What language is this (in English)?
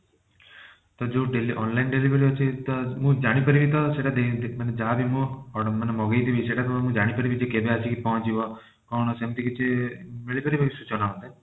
Odia